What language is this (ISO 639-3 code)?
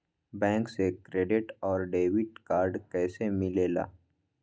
mag